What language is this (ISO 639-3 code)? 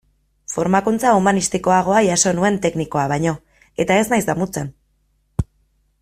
eus